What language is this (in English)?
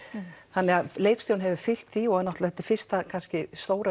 Icelandic